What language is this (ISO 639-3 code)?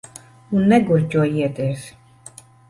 lav